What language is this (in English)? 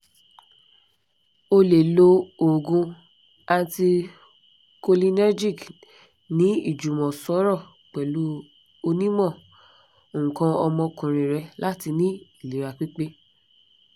Yoruba